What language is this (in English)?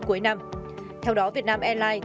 Vietnamese